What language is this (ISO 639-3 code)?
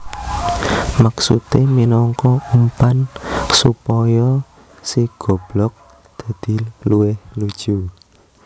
jav